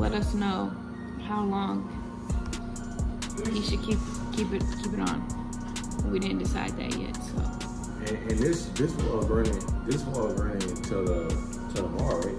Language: English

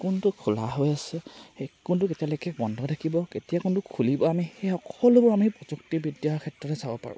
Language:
Assamese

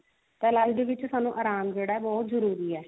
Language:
Punjabi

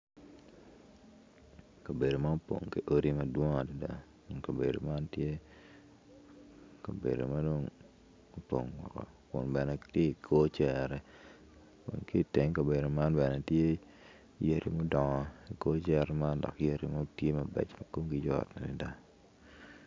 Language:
Acoli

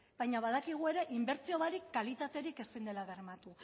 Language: Basque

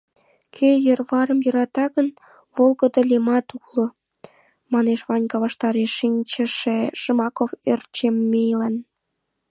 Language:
Mari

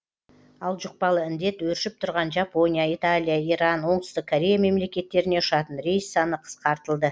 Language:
Kazakh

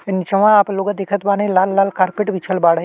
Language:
Bhojpuri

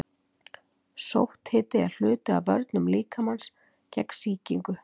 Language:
Icelandic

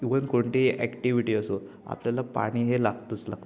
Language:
Marathi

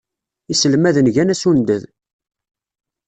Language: Kabyle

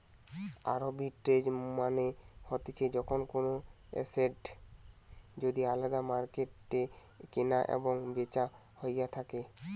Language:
Bangla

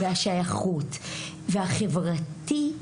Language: Hebrew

